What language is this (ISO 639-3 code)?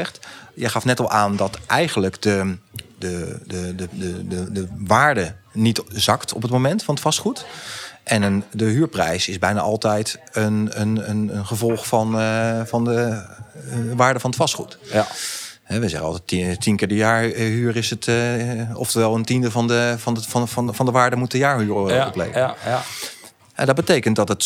nld